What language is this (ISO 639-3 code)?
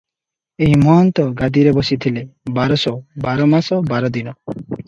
ori